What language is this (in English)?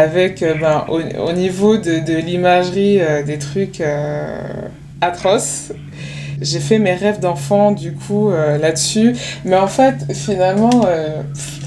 French